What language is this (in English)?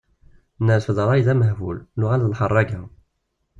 Kabyle